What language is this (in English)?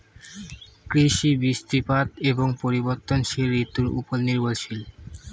Bangla